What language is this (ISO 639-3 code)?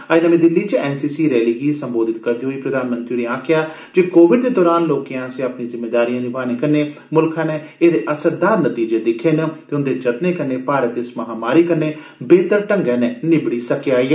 doi